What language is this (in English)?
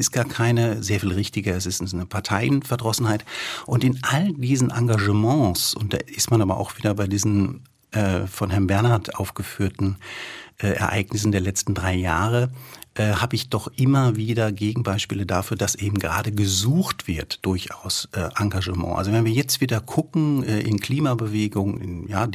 German